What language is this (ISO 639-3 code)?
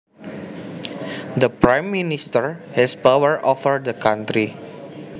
jav